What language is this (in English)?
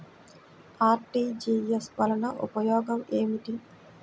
Telugu